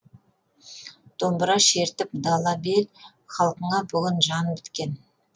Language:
Kazakh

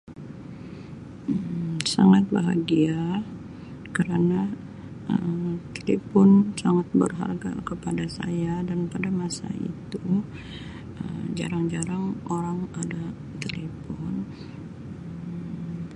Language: Sabah Malay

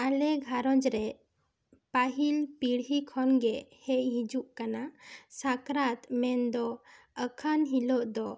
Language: Santali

